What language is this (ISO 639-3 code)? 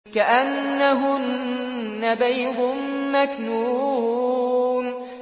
ara